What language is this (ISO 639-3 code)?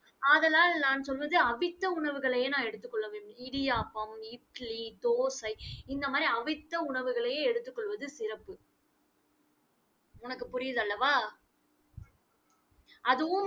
tam